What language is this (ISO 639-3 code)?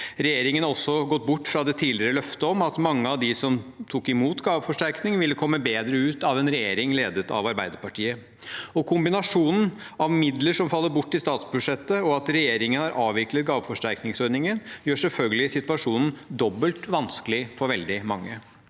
nor